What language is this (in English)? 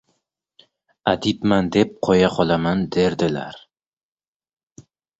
Uzbek